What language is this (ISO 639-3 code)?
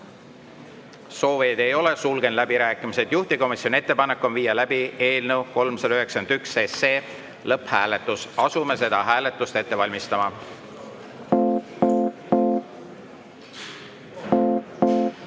est